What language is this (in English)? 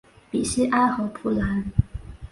Chinese